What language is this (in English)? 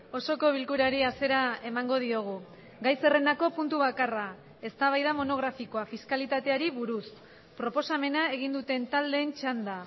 Basque